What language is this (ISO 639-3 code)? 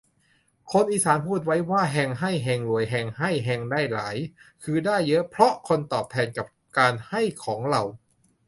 tha